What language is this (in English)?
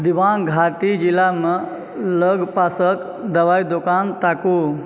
Maithili